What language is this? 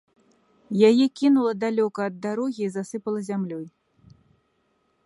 Belarusian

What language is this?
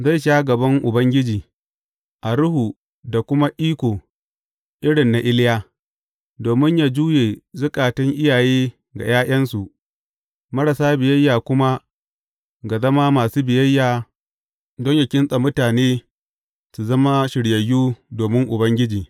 Hausa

